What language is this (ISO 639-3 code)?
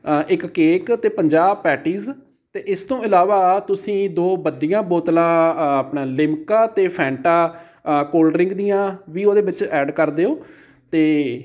pan